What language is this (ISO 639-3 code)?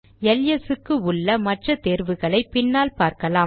tam